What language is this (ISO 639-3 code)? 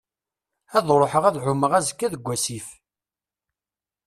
kab